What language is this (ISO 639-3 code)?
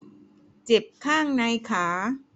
tha